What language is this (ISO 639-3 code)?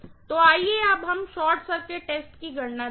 hin